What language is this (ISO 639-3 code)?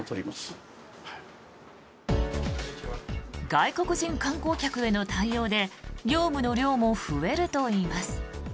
jpn